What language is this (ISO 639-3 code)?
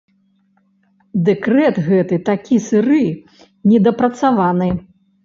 bel